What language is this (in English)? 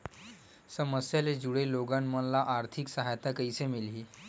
Chhattisgarhi